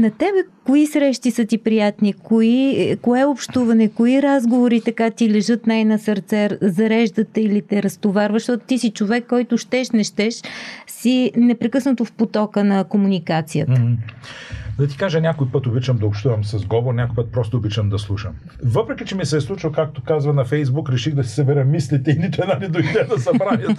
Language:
Bulgarian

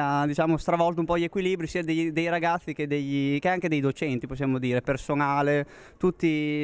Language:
Italian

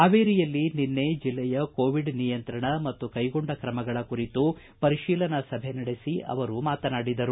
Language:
Kannada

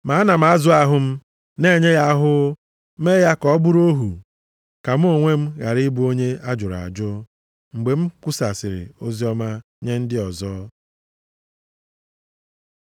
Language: Igbo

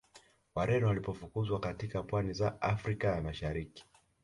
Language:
Swahili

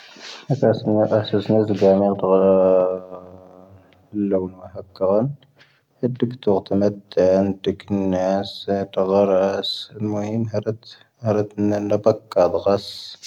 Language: Tahaggart Tamahaq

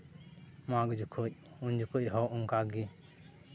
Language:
Santali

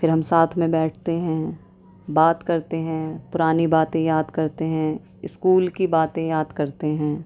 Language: Urdu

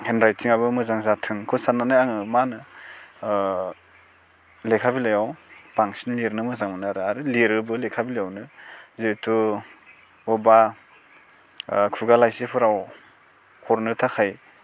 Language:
Bodo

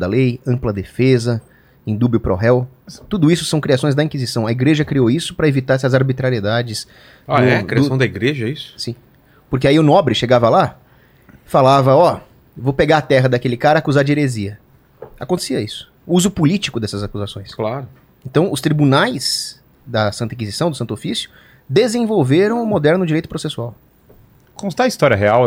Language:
Portuguese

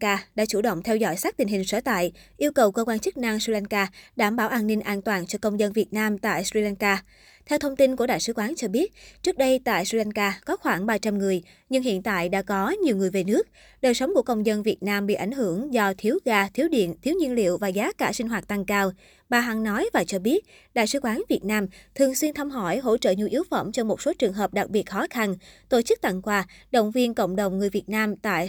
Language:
Vietnamese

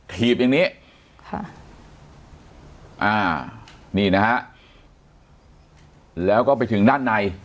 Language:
Thai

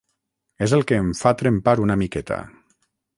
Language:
Catalan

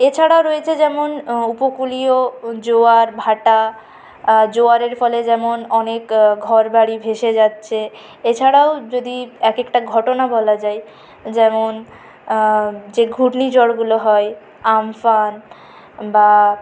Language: Bangla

